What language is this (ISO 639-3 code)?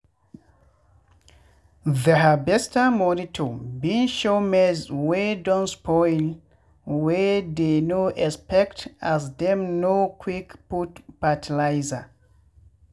pcm